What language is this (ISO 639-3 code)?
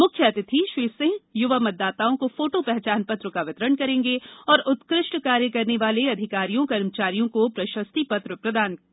hin